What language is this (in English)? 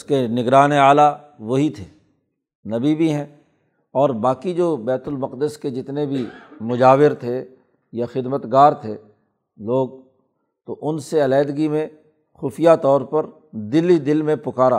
Urdu